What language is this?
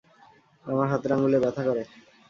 Bangla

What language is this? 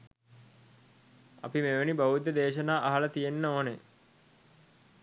Sinhala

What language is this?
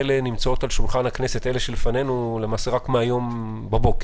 Hebrew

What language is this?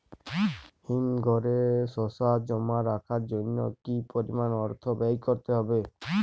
Bangla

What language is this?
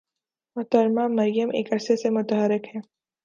Urdu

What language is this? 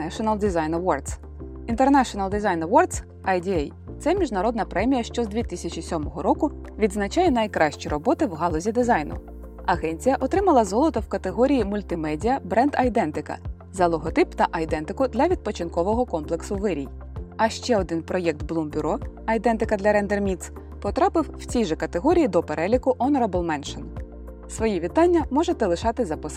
Ukrainian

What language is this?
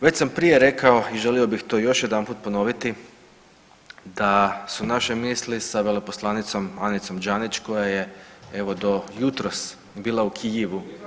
Croatian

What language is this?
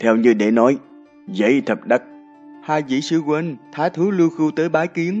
Vietnamese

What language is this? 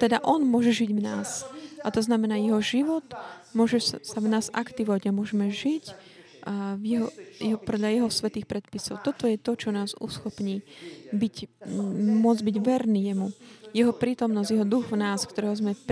Slovak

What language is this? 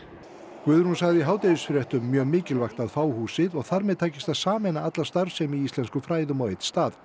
Icelandic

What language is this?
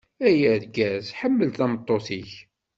Kabyle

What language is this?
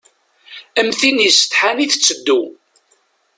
Kabyle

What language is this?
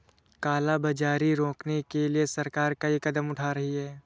Hindi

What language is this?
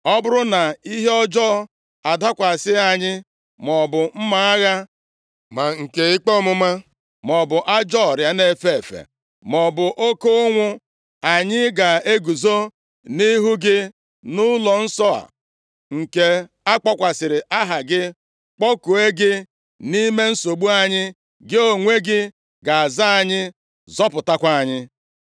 Igbo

